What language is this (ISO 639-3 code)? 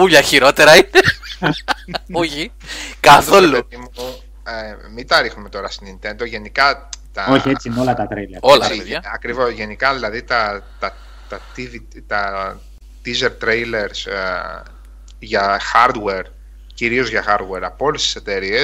ell